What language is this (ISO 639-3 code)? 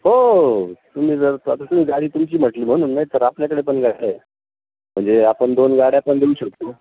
mar